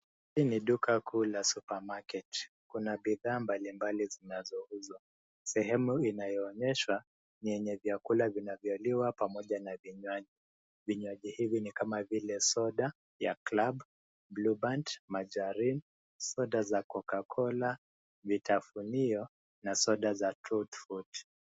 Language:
Swahili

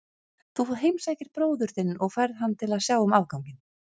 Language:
Icelandic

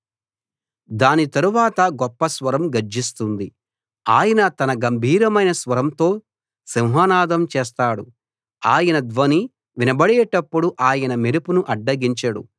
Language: Telugu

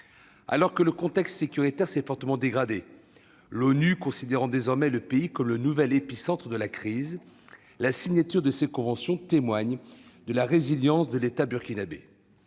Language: French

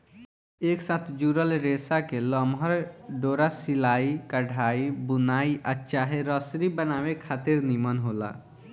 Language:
Bhojpuri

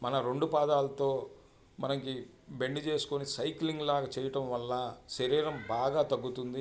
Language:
Telugu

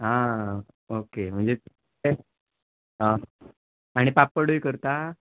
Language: Konkani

